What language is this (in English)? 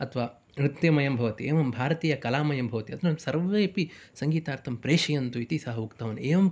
Sanskrit